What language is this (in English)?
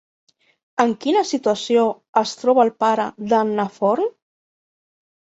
Catalan